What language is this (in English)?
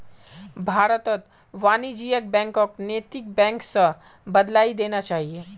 Magahi